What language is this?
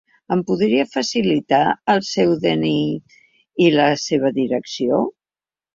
Catalan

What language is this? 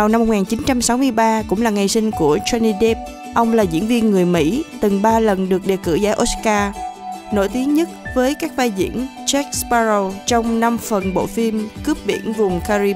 Vietnamese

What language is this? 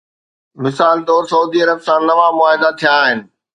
Sindhi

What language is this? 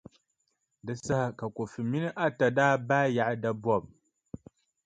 Dagbani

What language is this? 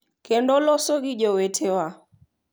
Luo (Kenya and Tanzania)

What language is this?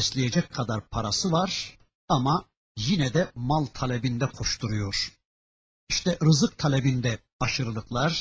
Turkish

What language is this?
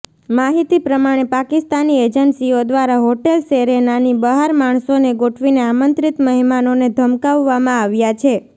Gujarati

